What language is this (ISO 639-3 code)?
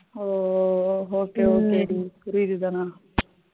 tam